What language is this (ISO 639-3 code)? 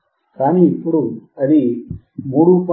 tel